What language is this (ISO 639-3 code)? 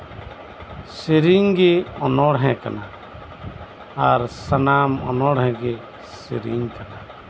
sat